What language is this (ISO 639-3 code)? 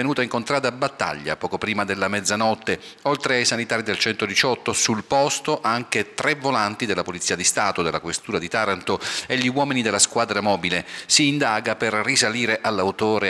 ita